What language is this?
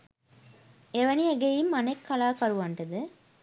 Sinhala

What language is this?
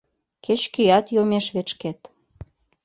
Mari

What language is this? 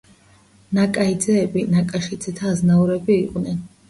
Georgian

